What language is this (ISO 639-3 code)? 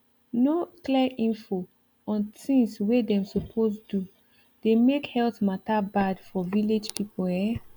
pcm